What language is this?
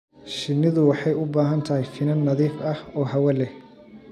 Somali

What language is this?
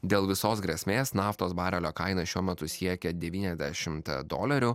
Lithuanian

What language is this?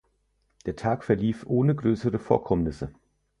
German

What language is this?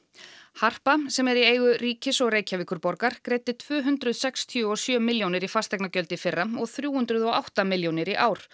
Icelandic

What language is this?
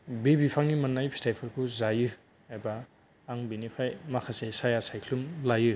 Bodo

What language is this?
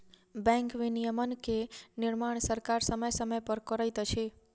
Maithili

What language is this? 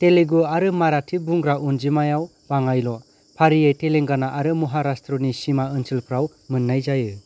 Bodo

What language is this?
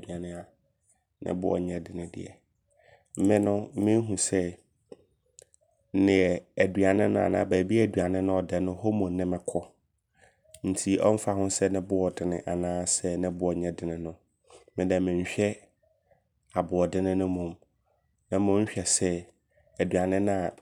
Abron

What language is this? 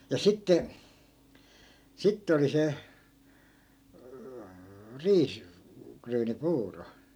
Finnish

